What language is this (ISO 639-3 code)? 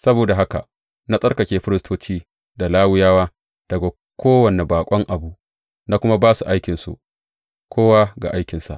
hau